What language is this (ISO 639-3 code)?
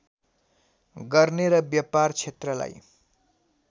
nep